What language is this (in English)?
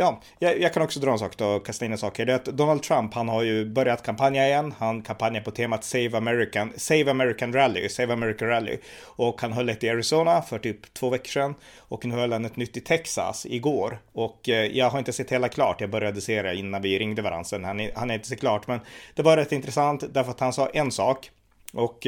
Swedish